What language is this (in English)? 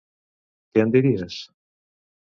Catalan